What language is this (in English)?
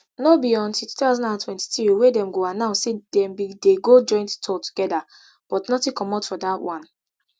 Nigerian Pidgin